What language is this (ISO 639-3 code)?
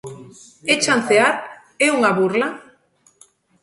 glg